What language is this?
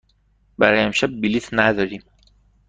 Persian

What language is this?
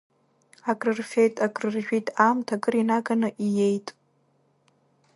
Abkhazian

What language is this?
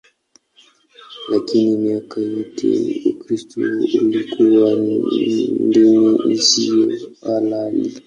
Swahili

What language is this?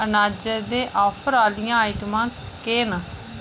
Dogri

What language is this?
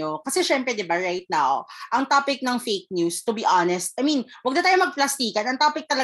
Filipino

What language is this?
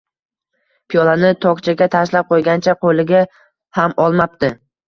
Uzbek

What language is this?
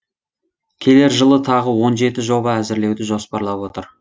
Kazakh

